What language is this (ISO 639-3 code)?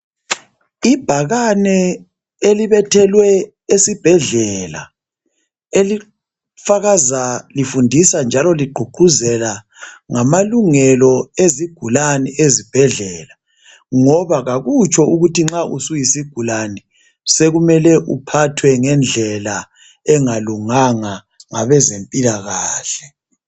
nde